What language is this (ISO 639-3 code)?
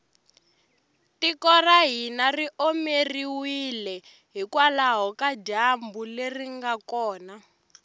tso